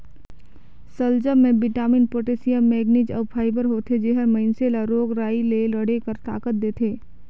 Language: Chhattisgarhi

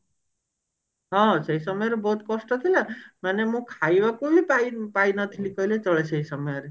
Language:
Odia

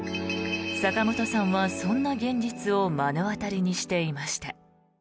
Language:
Japanese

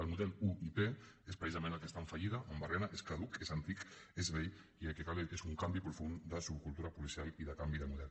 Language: Catalan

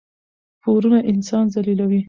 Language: Pashto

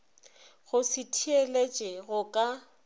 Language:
Northern Sotho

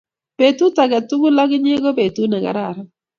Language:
Kalenjin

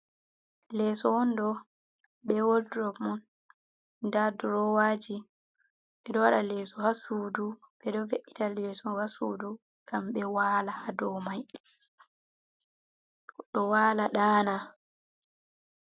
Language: Fula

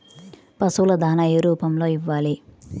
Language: Telugu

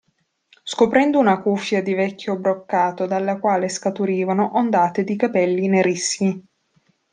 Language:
Italian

